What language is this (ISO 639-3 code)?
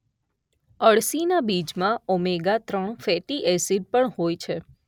guj